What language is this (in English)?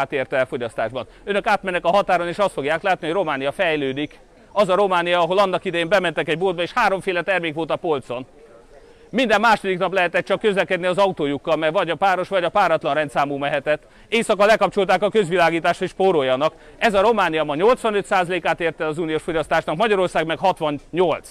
Hungarian